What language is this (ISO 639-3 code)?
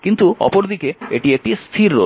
ben